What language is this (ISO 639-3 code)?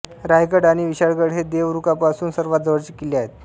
mar